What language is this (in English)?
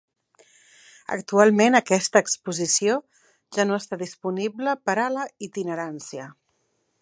Catalan